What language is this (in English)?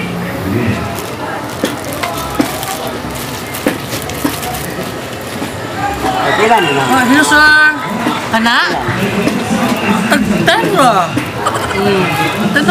Indonesian